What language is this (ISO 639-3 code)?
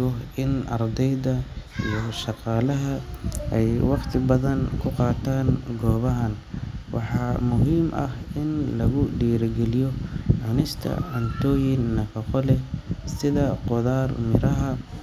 som